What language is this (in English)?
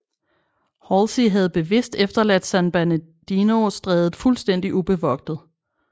Danish